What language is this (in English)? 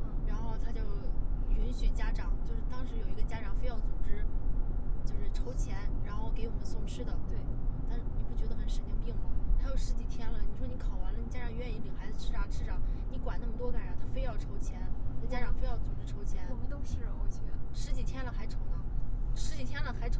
Chinese